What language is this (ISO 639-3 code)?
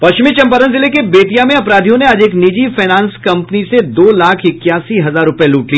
hin